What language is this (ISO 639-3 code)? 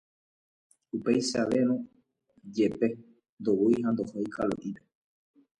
grn